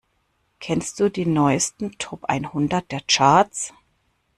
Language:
German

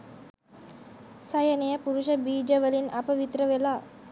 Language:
Sinhala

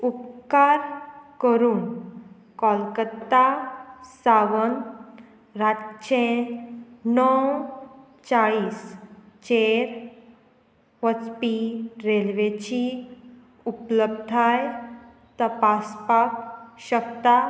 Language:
Konkani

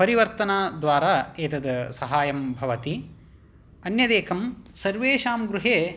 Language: Sanskrit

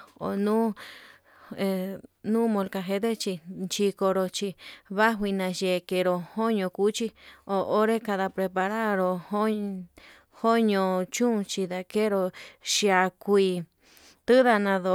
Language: Yutanduchi Mixtec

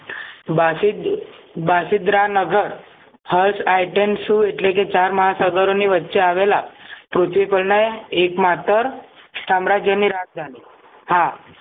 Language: Gujarati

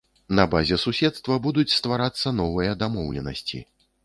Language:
Belarusian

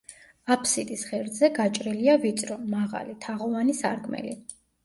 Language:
Georgian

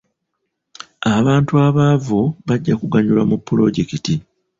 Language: Ganda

